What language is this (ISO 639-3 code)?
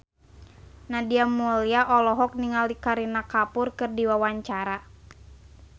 sun